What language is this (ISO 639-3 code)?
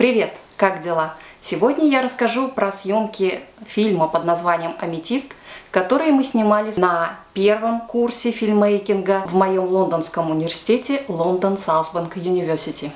rus